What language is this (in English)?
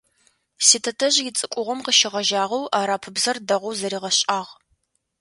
Adyghe